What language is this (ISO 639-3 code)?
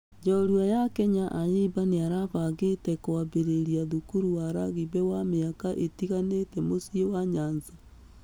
kik